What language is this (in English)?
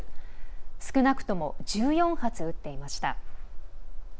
Japanese